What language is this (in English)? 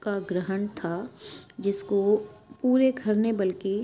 Urdu